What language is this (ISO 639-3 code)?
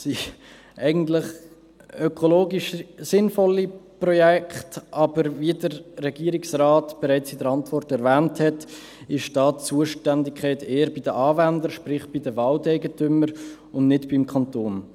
gsw